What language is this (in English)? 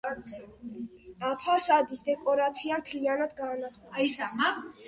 Georgian